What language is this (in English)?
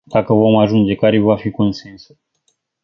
Romanian